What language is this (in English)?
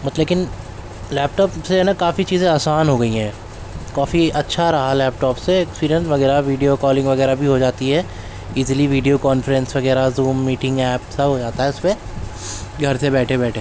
Urdu